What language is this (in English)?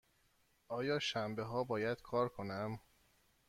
Persian